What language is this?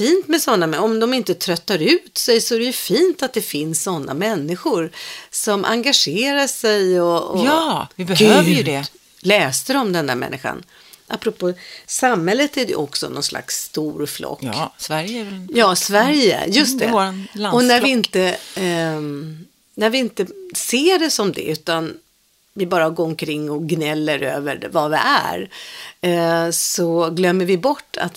Swedish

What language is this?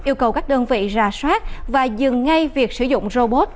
Vietnamese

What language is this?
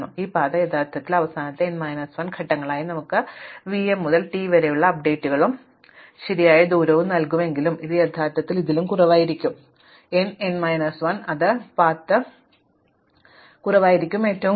Malayalam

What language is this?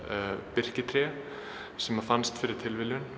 Icelandic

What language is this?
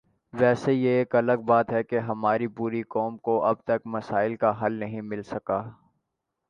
Urdu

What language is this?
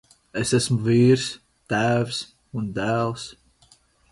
Latvian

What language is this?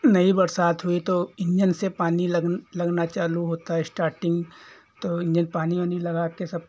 Hindi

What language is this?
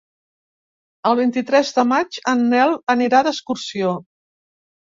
Catalan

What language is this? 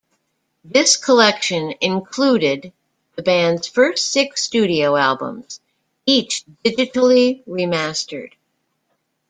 English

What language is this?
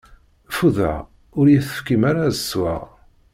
Kabyle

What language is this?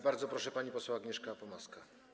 Polish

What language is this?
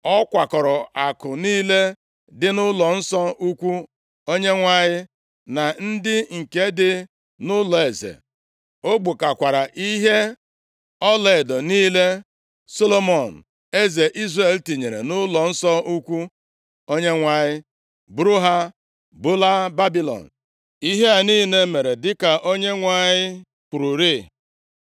Igbo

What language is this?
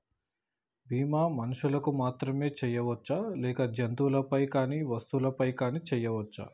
Telugu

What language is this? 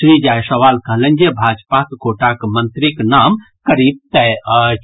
Maithili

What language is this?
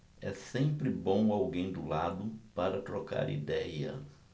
Portuguese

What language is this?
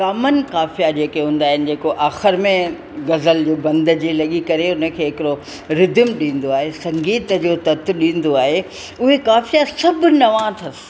Sindhi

